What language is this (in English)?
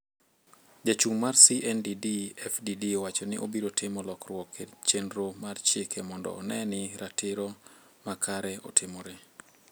Luo (Kenya and Tanzania)